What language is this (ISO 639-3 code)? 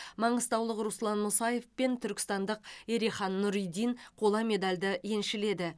kaz